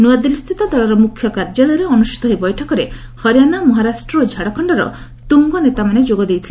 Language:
Odia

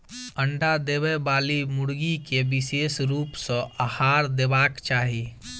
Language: Maithili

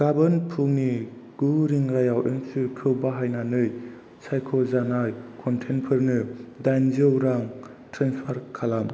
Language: Bodo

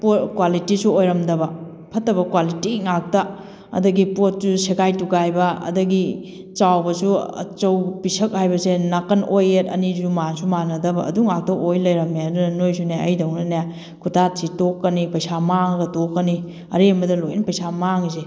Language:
Manipuri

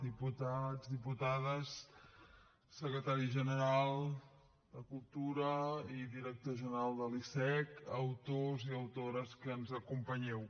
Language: Catalan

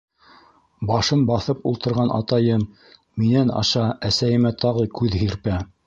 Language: Bashkir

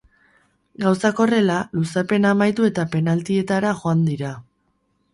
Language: Basque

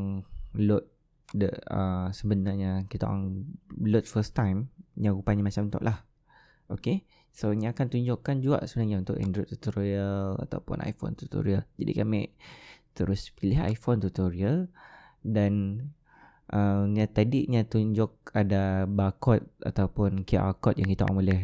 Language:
Malay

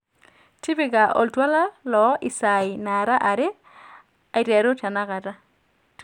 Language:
Masai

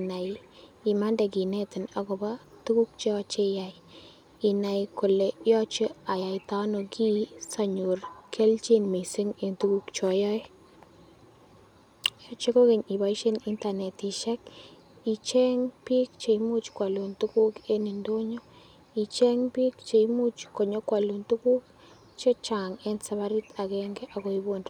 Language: Kalenjin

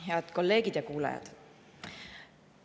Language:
Estonian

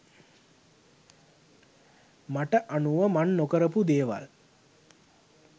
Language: Sinhala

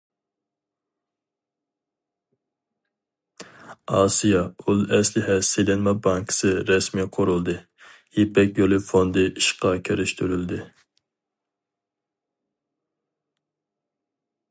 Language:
Uyghur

